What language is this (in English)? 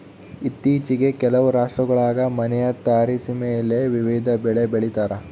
Kannada